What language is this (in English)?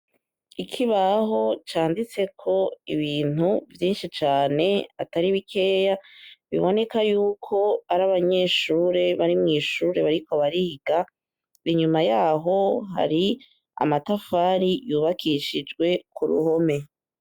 Rundi